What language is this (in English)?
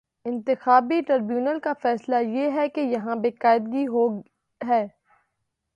Urdu